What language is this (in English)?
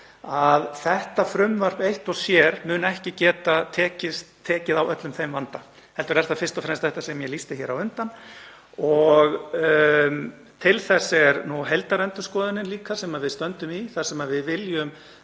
Icelandic